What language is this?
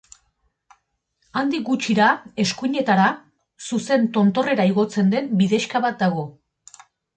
Basque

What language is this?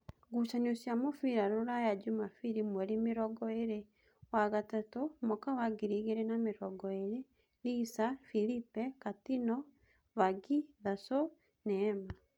Kikuyu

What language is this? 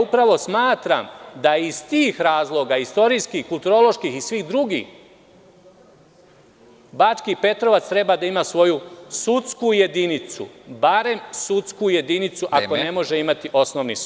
Serbian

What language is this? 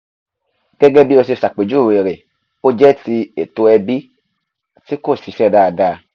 Yoruba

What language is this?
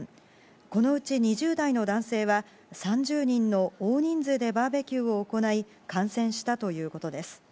Japanese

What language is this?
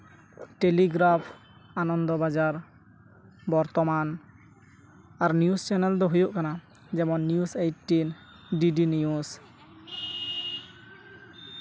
Santali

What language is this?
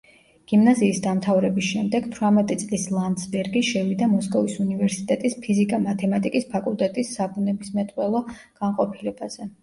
Georgian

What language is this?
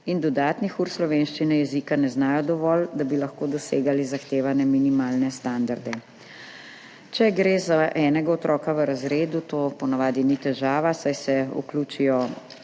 Slovenian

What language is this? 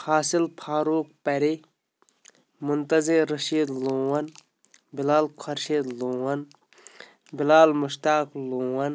Kashmiri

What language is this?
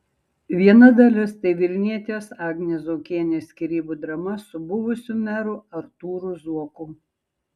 Lithuanian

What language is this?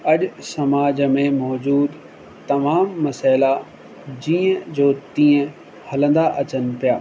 Sindhi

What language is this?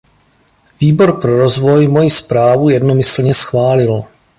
Czech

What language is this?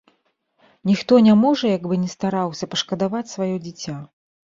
Belarusian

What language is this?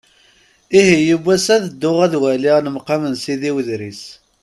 Kabyle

